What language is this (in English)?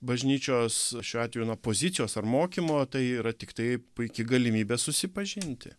Lithuanian